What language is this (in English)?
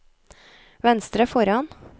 Norwegian